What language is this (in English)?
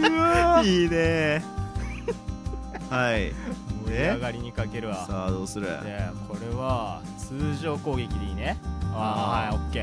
Japanese